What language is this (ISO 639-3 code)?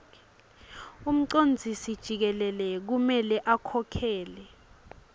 ssw